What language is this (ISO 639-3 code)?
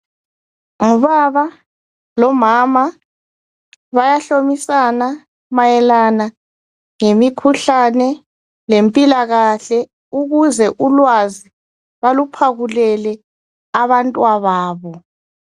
nde